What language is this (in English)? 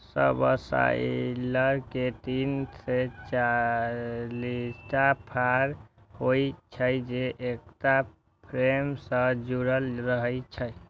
Maithili